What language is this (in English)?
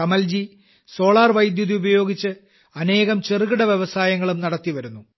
Malayalam